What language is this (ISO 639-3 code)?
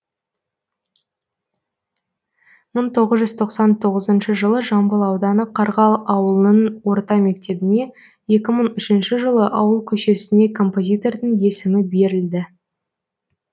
kaz